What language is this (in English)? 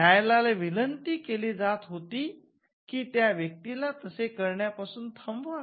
Marathi